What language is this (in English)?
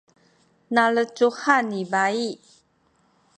Sakizaya